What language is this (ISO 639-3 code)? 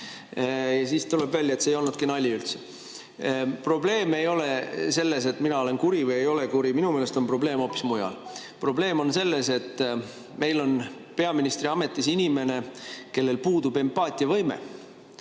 est